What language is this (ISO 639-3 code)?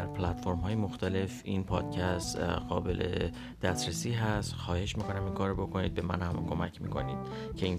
fas